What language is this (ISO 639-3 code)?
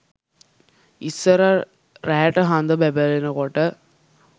sin